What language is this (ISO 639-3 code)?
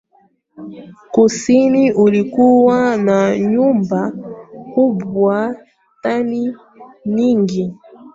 swa